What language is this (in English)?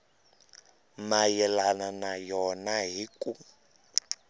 Tsonga